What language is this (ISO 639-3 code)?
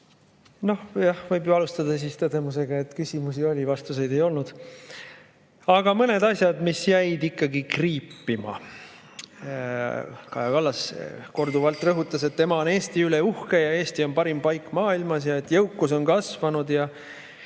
est